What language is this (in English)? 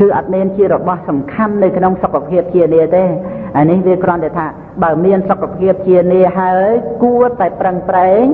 Khmer